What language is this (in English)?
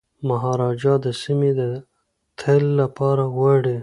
Pashto